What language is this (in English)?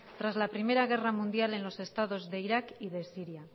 Spanish